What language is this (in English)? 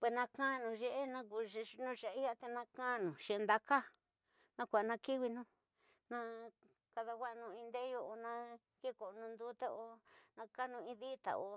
Tidaá Mixtec